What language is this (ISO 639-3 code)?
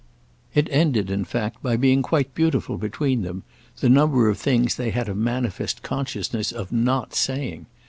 eng